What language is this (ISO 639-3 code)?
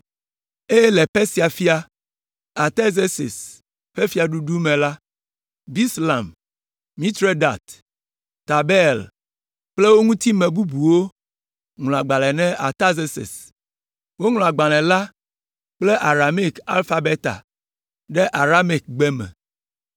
ewe